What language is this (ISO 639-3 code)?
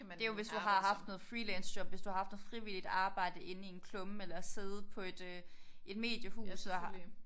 dan